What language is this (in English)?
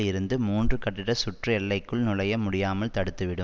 Tamil